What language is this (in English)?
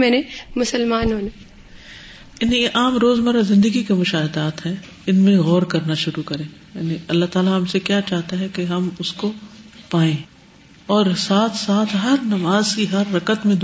Urdu